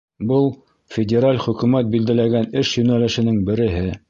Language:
Bashkir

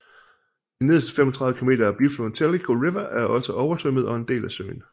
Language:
Danish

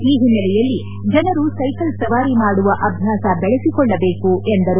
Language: Kannada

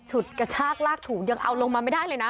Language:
Thai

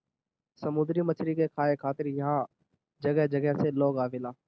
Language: Bhojpuri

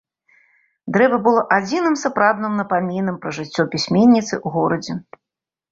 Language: Belarusian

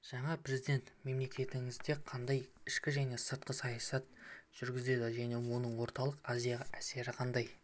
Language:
Kazakh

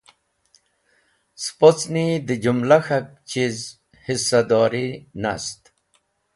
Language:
Wakhi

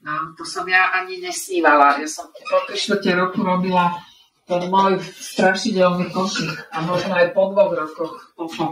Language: Slovak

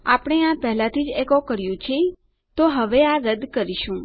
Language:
Gujarati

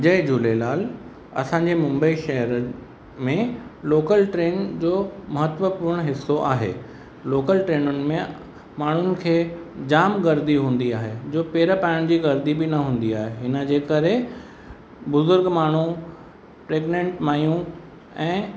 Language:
Sindhi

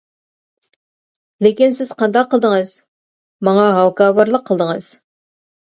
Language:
Uyghur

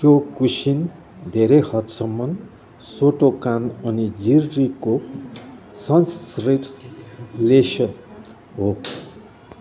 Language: Nepali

